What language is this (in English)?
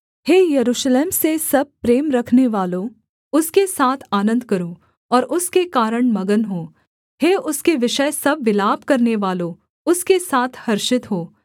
Hindi